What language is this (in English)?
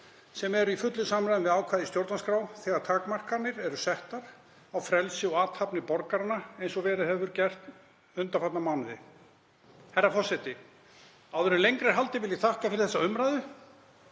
Icelandic